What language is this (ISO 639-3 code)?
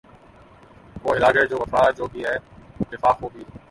urd